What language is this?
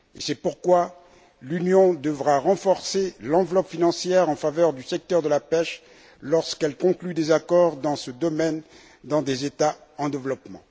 French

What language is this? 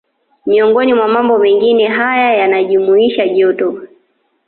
Swahili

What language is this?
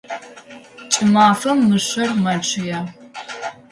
Adyghe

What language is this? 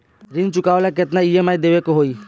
Bhojpuri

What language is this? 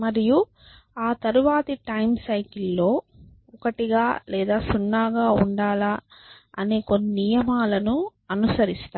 Telugu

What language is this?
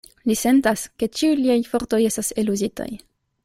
Esperanto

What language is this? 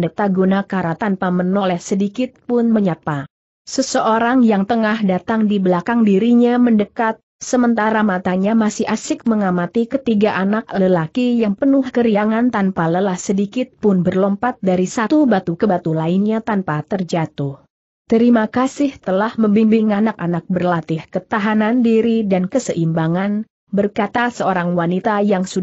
Indonesian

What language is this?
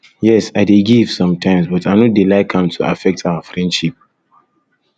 Nigerian Pidgin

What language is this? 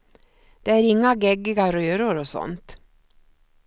Swedish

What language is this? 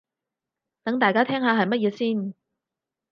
Cantonese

